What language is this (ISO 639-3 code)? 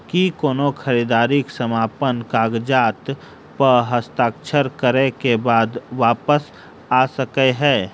mai